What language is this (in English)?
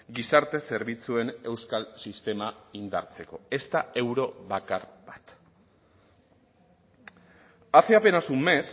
Basque